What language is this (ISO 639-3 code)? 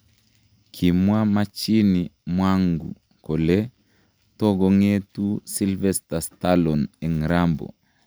kln